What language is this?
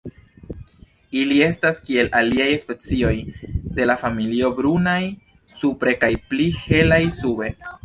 Esperanto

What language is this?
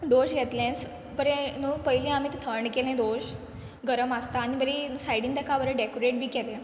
Konkani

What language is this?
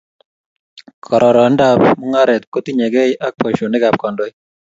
Kalenjin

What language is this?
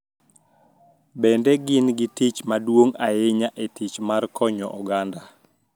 Luo (Kenya and Tanzania)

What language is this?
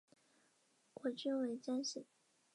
Chinese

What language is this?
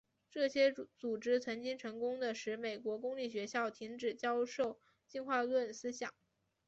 Chinese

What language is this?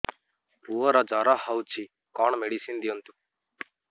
Odia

